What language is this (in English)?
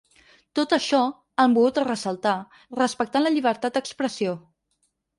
Catalan